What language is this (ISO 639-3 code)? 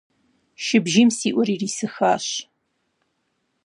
kbd